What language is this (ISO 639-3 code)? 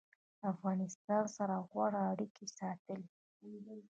pus